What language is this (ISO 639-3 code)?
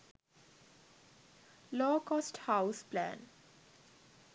sin